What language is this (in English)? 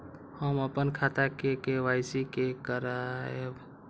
Maithili